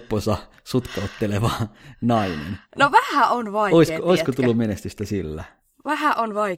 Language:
Finnish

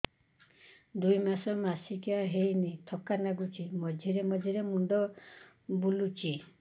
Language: Odia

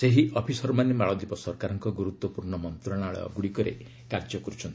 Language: Odia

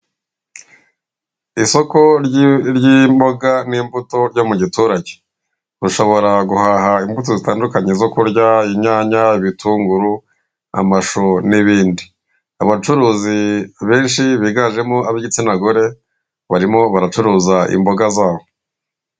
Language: Kinyarwanda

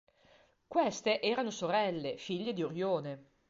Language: Italian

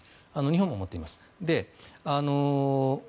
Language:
Japanese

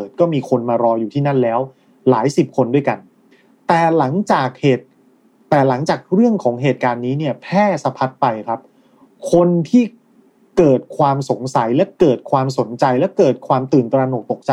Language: Thai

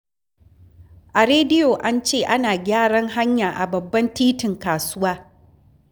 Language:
Hausa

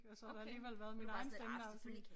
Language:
Danish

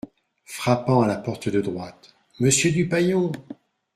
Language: French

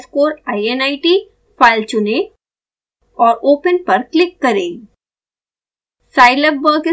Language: Hindi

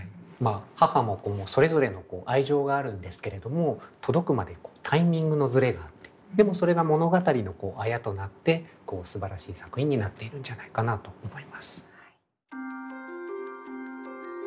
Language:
Japanese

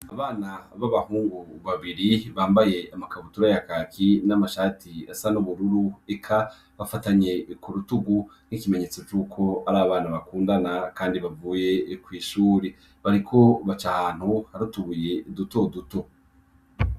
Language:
Rundi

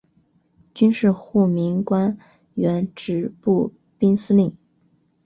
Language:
Chinese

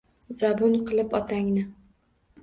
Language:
Uzbek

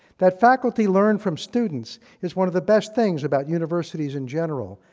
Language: English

